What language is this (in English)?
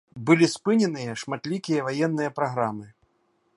Belarusian